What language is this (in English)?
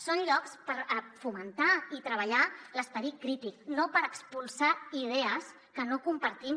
Catalan